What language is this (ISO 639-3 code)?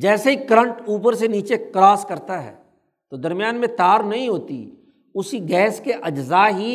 urd